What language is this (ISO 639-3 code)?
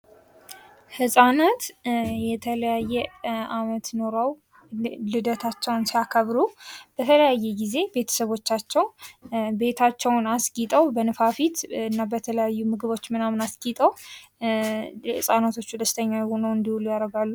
amh